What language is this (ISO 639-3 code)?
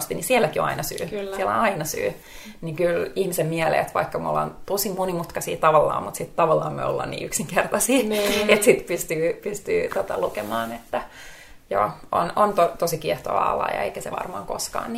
fin